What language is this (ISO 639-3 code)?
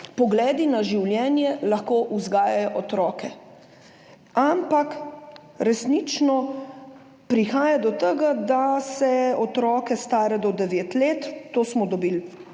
slv